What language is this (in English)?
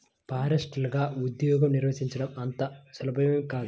Telugu